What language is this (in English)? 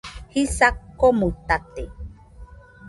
Nüpode Huitoto